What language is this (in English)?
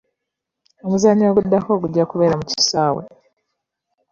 Ganda